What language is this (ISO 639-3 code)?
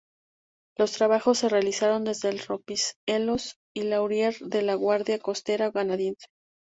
spa